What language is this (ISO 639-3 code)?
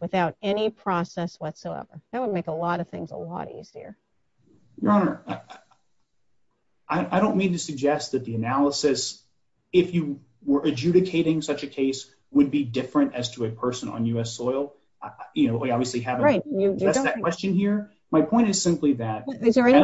eng